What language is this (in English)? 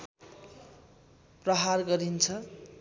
Nepali